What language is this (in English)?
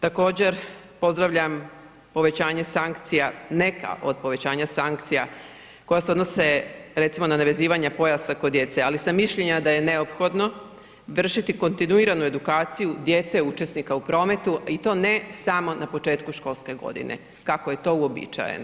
Croatian